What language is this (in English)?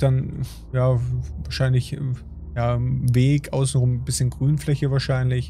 German